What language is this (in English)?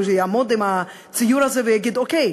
Hebrew